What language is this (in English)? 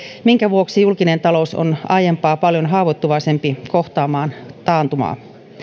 Finnish